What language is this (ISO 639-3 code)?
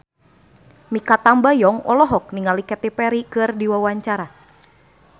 sun